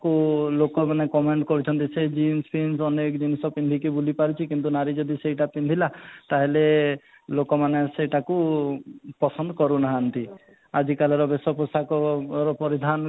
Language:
Odia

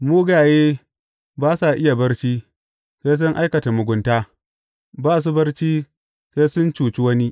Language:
Hausa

